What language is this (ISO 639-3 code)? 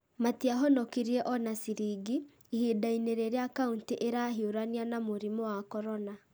kik